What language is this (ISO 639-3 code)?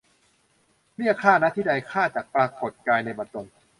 tha